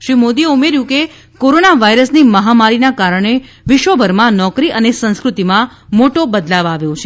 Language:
Gujarati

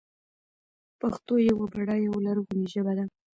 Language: Pashto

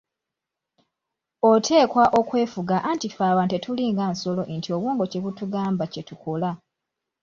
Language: Ganda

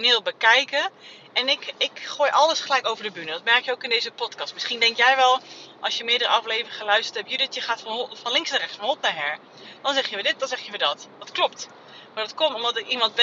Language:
Dutch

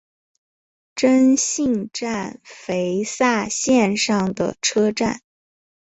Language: Chinese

